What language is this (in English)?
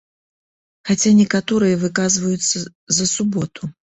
Belarusian